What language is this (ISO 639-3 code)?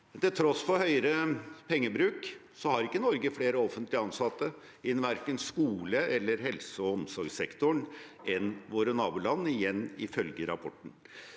nor